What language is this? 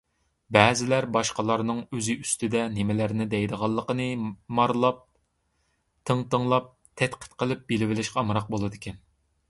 Uyghur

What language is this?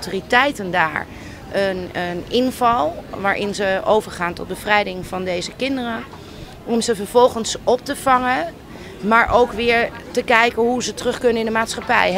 Dutch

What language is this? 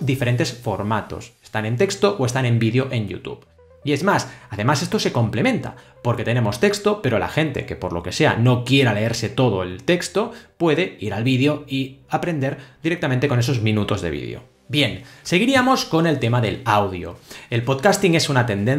Spanish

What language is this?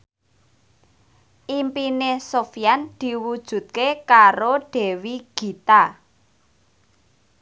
Javanese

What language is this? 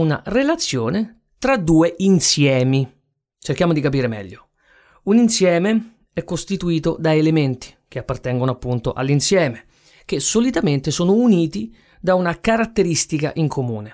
Italian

